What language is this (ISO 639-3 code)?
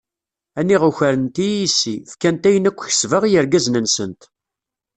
kab